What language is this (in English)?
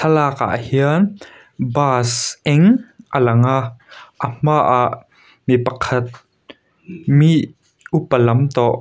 Mizo